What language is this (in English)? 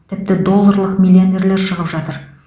Kazakh